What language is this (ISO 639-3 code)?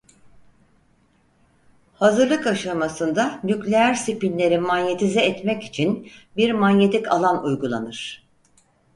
tur